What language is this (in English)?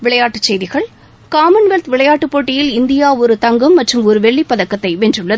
Tamil